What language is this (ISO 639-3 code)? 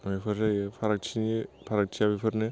brx